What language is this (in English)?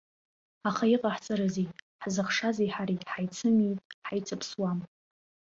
Abkhazian